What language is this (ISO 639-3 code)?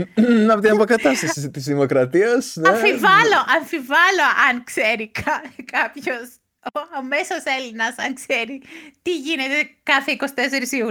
ell